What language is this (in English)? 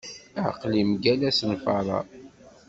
Kabyle